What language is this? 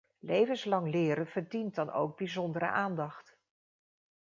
Dutch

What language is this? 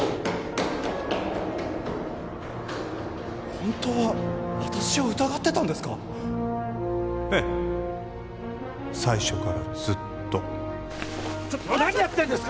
Japanese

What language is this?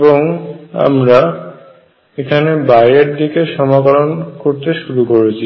Bangla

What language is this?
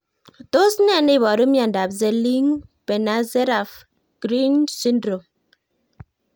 Kalenjin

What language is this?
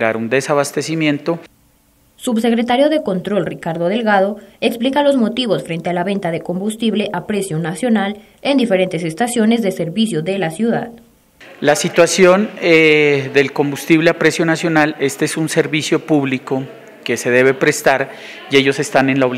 Spanish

